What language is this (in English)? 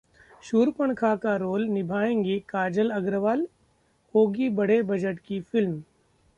Hindi